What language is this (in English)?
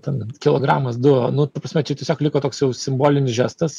Lithuanian